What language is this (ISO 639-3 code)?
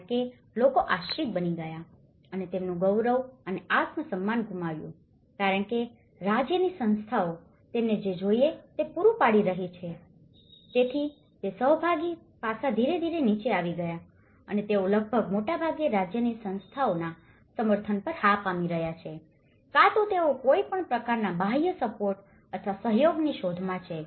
guj